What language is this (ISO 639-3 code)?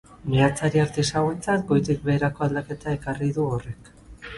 eus